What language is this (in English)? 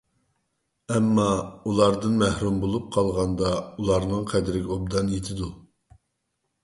Uyghur